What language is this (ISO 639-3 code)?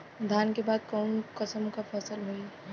bho